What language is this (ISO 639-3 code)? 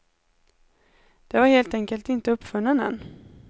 swe